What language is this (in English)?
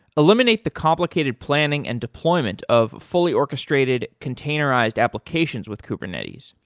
English